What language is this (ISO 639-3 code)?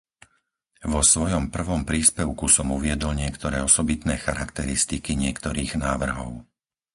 slk